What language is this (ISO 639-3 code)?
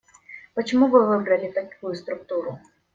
rus